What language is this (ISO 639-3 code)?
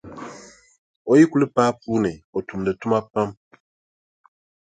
dag